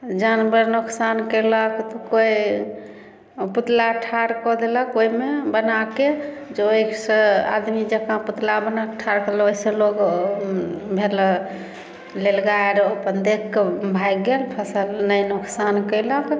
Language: Maithili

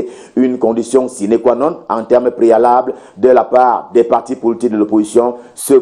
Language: French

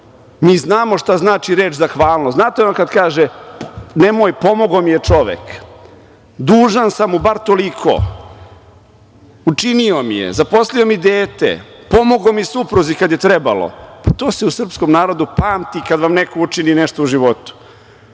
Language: Serbian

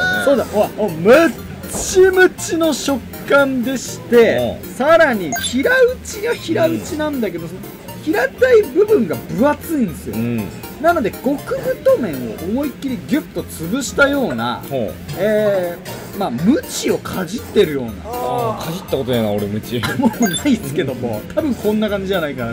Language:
Japanese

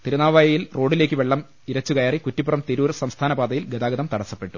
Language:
Malayalam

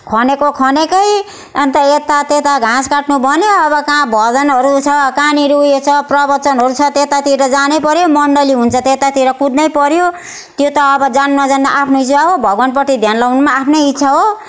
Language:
Nepali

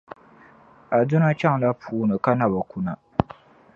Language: Dagbani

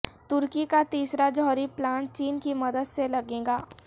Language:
Urdu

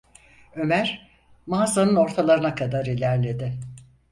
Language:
Turkish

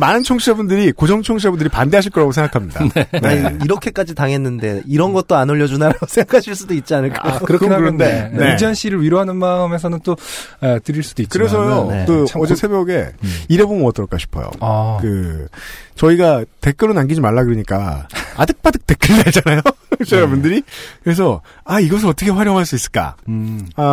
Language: Korean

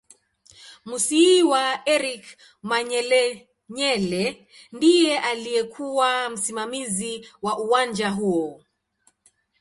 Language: Swahili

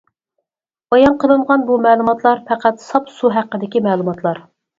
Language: Uyghur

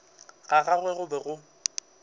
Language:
Northern Sotho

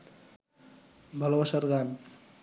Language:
Bangla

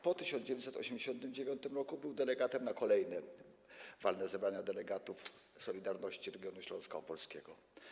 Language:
Polish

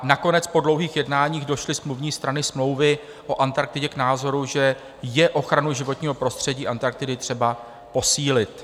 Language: Czech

